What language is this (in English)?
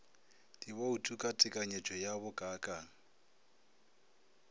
Northern Sotho